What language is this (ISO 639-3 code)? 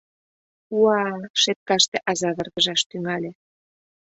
chm